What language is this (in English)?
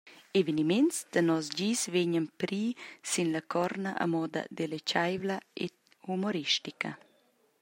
Romansh